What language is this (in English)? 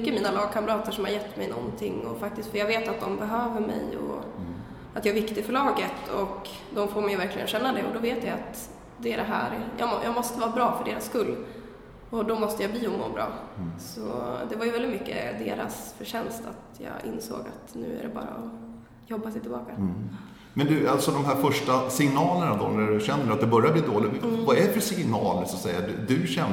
Swedish